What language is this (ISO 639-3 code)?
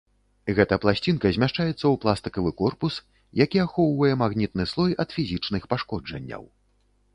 bel